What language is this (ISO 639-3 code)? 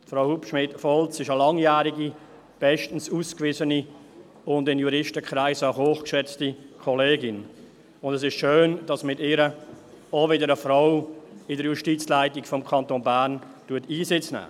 gsw